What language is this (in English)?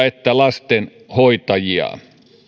Finnish